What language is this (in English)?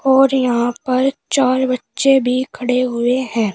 Hindi